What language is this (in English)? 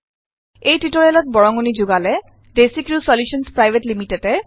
Assamese